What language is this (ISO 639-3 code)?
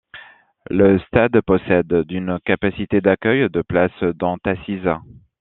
fra